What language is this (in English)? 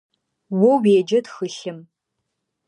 Adyghe